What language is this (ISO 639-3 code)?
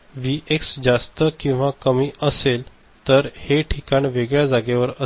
mar